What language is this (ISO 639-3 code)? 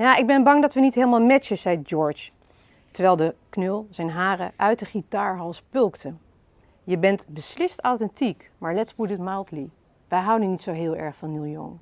nld